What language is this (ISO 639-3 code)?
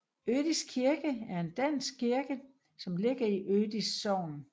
dan